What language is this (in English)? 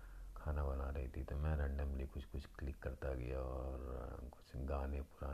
Hindi